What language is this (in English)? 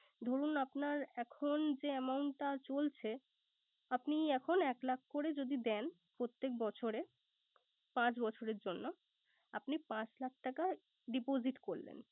Bangla